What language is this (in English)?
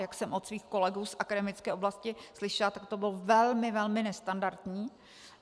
Czech